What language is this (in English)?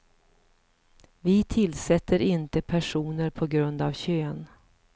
Swedish